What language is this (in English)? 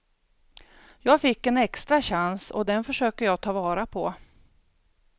Swedish